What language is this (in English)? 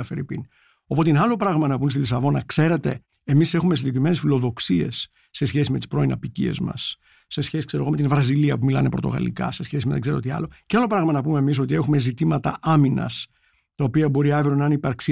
Greek